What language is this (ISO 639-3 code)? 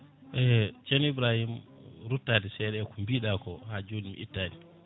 ful